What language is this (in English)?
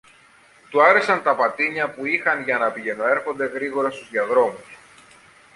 Greek